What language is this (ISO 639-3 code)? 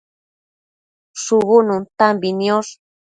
mcf